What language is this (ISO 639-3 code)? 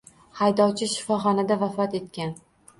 uzb